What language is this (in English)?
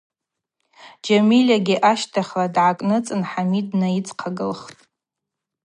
Abaza